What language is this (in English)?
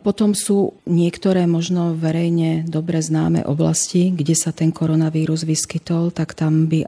Slovak